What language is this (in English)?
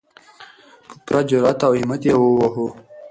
Pashto